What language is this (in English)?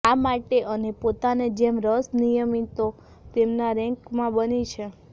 Gujarati